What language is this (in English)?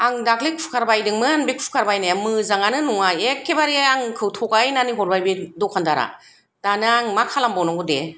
Bodo